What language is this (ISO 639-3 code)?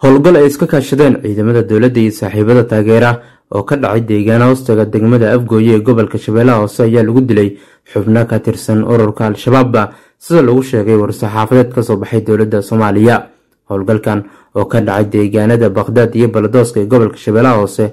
ara